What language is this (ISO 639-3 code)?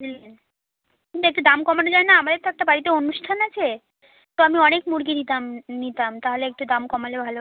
ben